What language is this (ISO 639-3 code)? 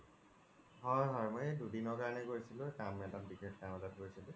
asm